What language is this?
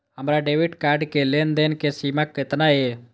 Maithili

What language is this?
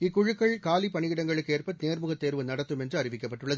Tamil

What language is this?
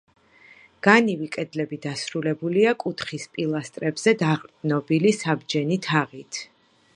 Georgian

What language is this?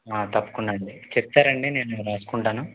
Telugu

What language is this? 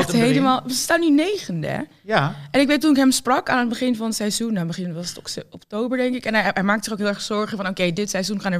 Dutch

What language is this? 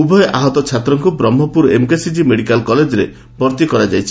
Odia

